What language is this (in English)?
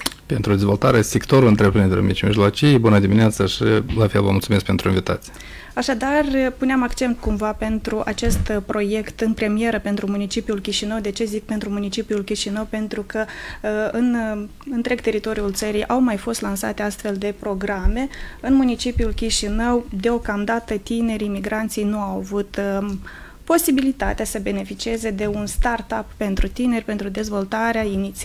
Romanian